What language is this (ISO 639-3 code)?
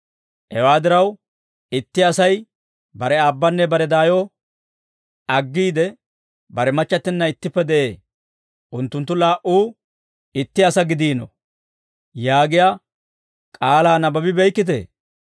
dwr